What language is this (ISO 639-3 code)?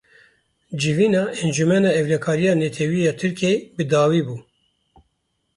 kur